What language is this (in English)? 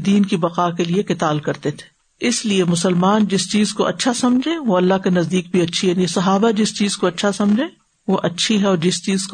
Urdu